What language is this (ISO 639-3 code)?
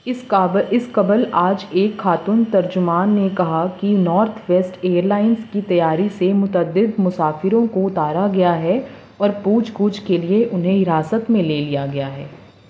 urd